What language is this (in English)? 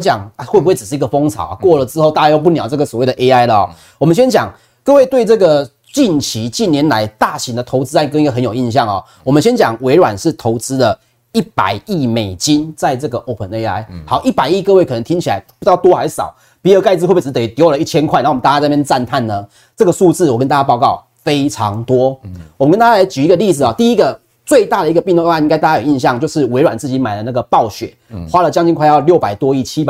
Chinese